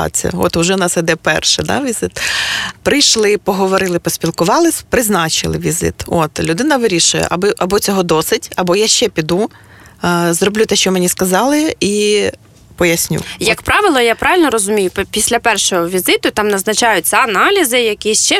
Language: Ukrainian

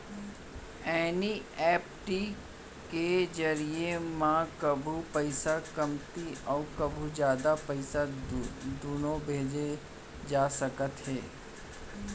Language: Chhattisgarhi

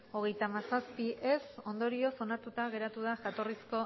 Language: Basque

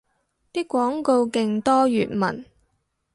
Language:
Cantonese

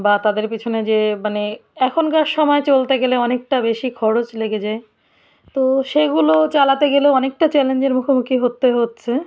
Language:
Bangla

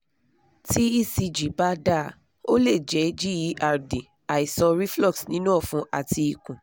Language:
Yoruba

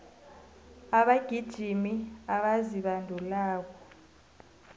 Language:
South Ndebele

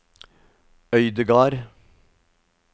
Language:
Norwegian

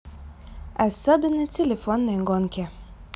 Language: Russian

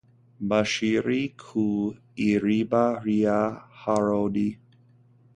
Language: Kinyarwanda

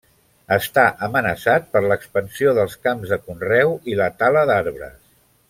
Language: Catalan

